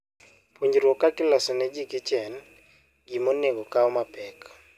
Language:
Luo (Kenya and Tanzania)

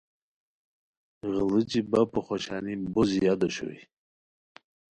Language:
Khowar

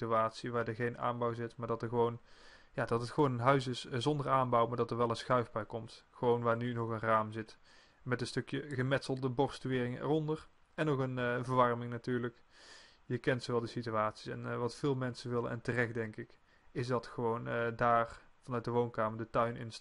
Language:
Dutch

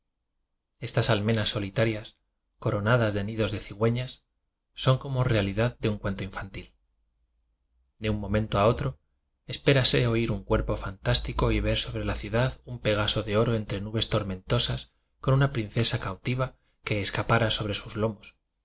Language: Spanish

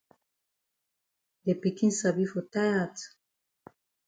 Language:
Cameroon Pidgin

